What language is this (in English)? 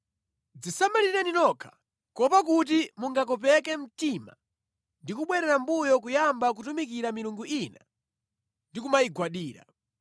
Nyanja